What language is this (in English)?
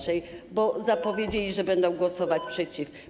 Polish